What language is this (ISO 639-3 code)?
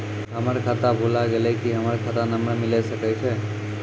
mai